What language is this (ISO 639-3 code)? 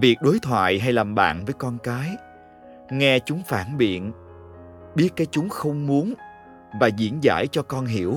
vie